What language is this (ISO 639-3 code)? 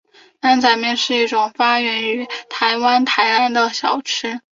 zho